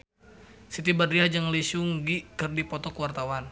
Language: Sundanese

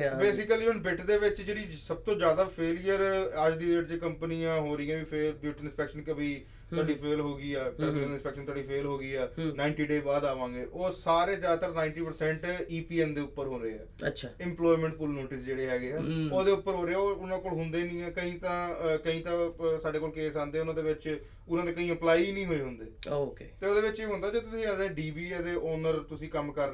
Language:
Punjabi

